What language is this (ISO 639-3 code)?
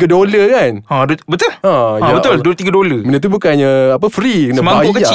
msa